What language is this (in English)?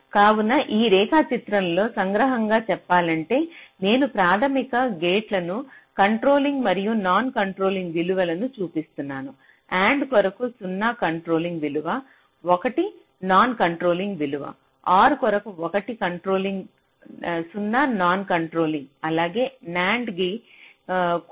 Telugu